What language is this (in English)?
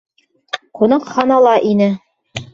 Bashkir